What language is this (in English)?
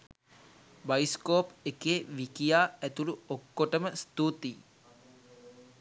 Sinhala